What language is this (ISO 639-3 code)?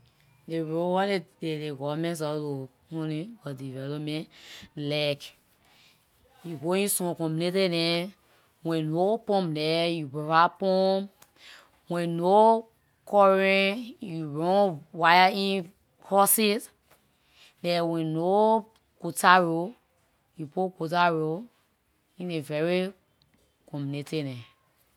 lir